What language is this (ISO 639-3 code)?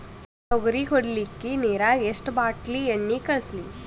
kan